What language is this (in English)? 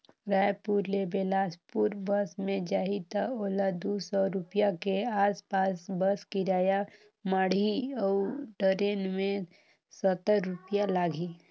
Chhattisgarhi